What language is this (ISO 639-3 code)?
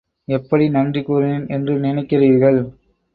tam